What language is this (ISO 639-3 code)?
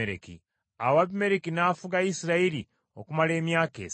lug